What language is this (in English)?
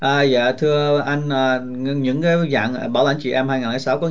Vietnamese